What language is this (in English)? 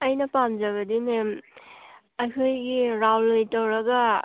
Manipuri